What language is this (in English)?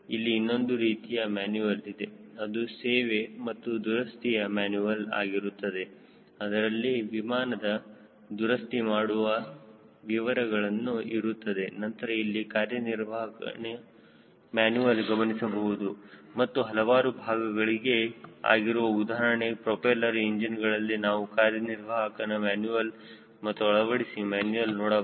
Kannada